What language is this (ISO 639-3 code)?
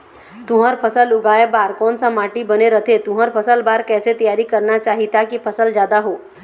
hne